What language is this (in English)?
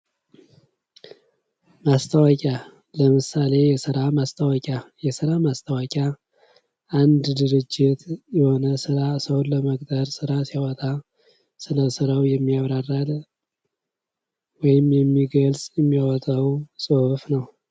Amharic